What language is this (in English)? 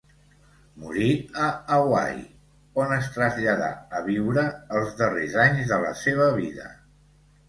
Catalan